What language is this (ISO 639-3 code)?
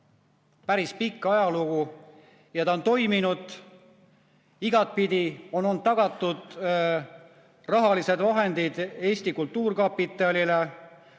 est